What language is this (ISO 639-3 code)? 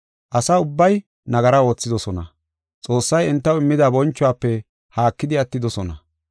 gof